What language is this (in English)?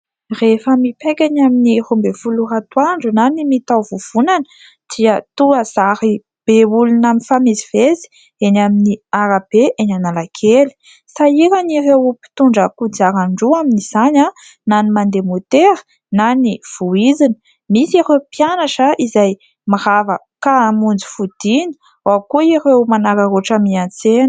Malagasy